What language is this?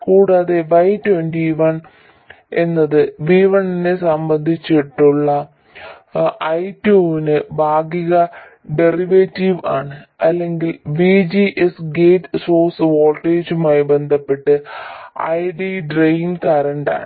Malayalam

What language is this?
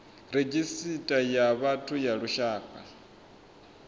Venda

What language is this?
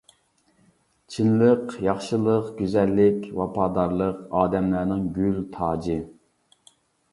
Uyghur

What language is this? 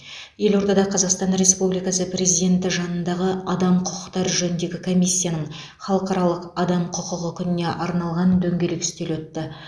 Kazakh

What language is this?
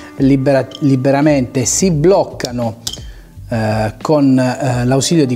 Italian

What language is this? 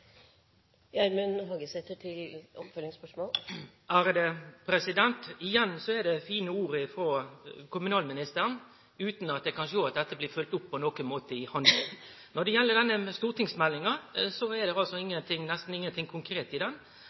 Norwegian Nynorsk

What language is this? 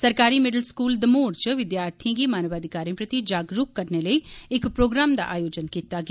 Dogri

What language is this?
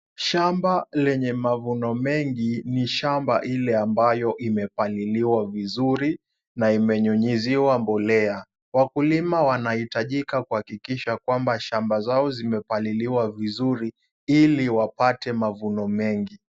Swahili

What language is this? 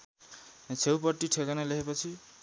Nepali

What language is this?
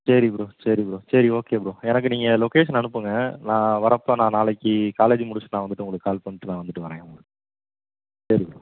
Tamil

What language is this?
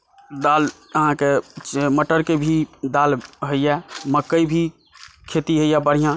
Maithili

